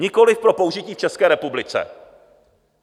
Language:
Czech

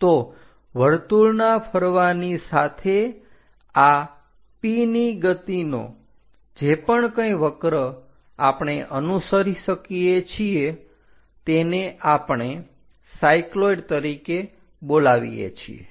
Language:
Gujarati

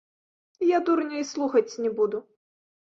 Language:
Belarusian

